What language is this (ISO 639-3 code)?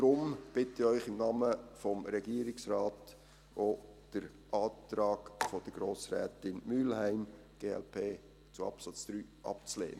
gsw